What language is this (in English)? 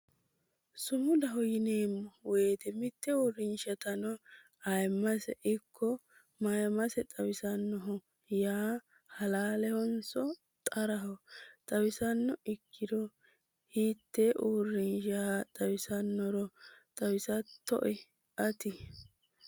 Sidamo